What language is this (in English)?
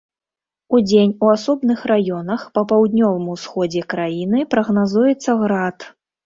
Belarusian